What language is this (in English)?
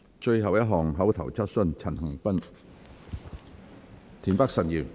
Cantonese